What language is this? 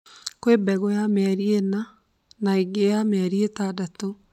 Kikuyu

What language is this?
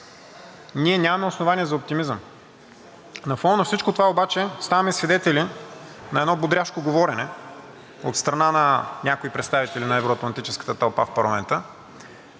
Bulgarian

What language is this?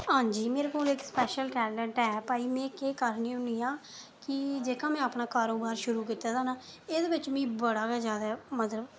Dogri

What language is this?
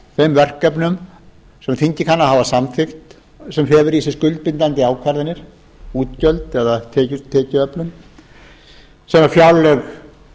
Icelandic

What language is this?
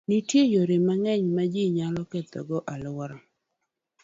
Luo (Kenya and Tanzania)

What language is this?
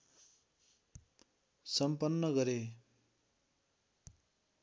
Nepali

